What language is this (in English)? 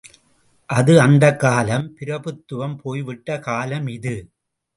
Tamil